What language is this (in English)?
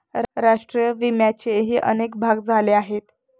Marathi